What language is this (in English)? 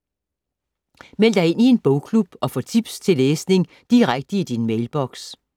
Danish